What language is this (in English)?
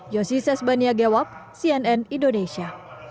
Indonesian